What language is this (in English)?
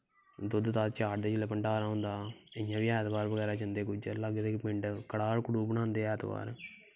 Dogri